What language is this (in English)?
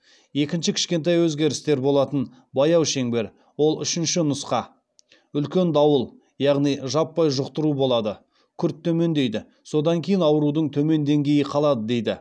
Kazakh